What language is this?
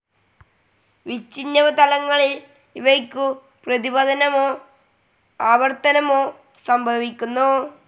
Malayalam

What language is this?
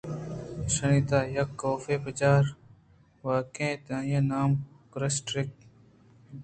Eastern Balochi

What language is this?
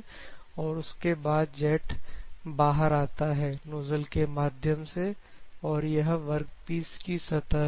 Hindi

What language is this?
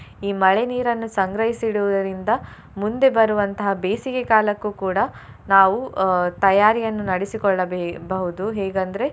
Kannada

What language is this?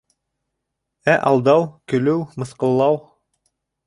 Bashkir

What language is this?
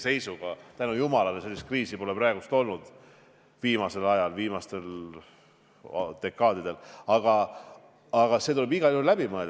Estonian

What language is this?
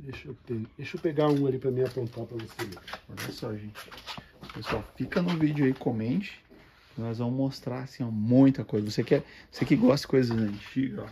Portuguese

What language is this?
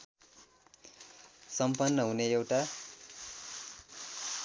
Nepali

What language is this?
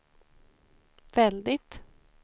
Swedish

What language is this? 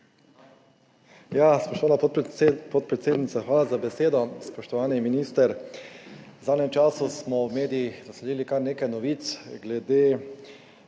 Slovenian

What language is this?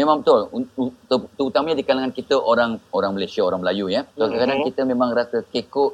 Malay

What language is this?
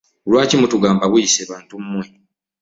Ganda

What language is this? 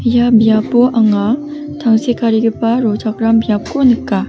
Garo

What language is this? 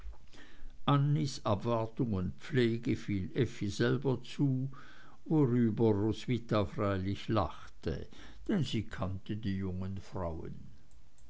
German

